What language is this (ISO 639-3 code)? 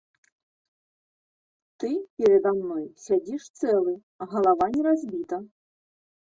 bel